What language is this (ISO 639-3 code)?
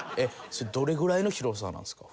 jpn